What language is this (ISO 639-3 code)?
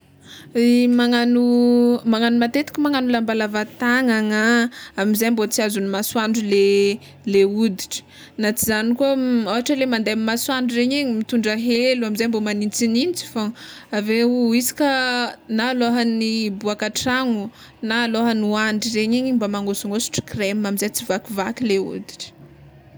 xmw